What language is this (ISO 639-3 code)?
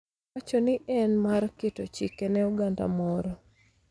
luo